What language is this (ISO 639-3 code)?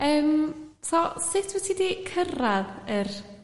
cym